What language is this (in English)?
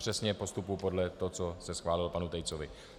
Czech